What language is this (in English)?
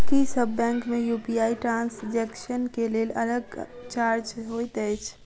Maithili